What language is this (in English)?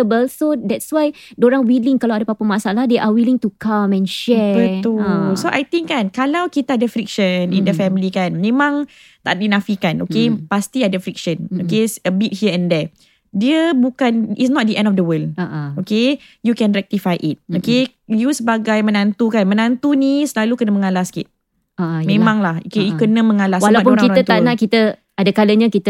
Malay